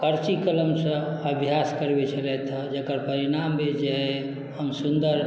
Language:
Maithili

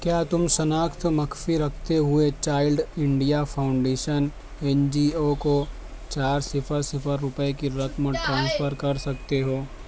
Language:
Urdu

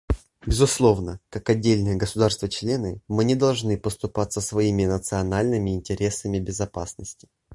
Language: Russian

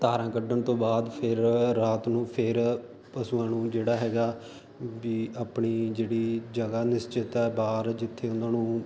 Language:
Punjabi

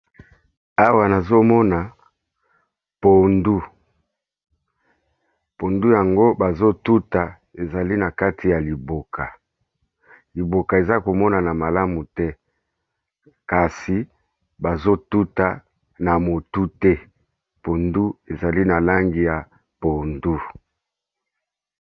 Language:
Lingala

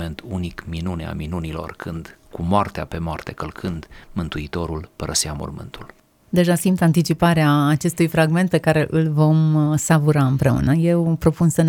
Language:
Romanian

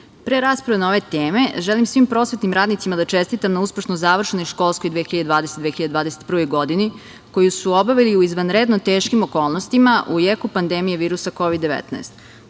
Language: Serbian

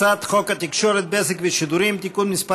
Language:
Hebrew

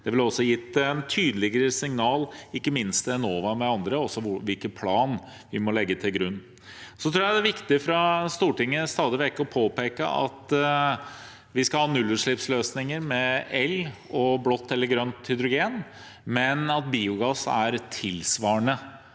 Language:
Norwegian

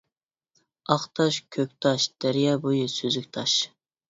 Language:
Uyghur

